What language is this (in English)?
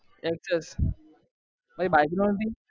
Gujarati